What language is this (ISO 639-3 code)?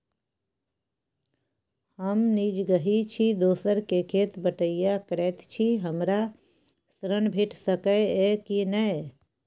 mai